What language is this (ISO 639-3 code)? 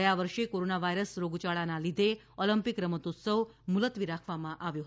guj